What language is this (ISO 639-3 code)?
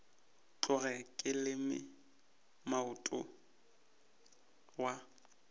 nso